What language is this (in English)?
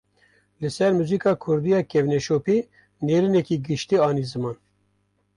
Kurdish